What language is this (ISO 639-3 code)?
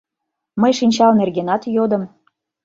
chm